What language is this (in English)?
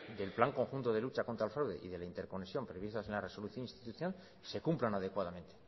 Spanish